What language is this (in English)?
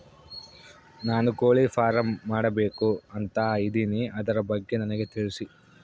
Kannada